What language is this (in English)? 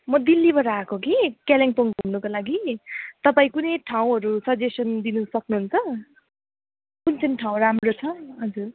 Nepali